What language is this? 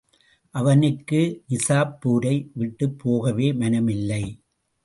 Tamil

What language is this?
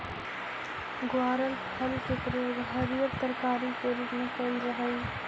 Magahi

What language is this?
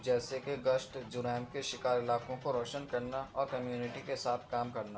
Urdu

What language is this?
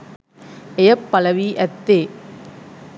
Sinhala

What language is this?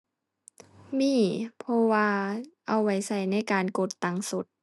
Thai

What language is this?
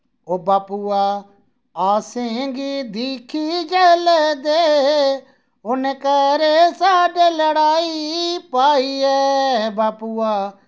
Dogri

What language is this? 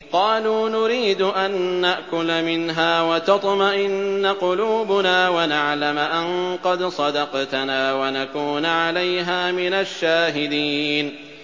Arabic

